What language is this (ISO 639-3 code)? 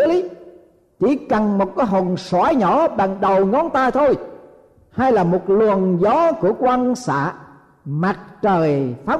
vie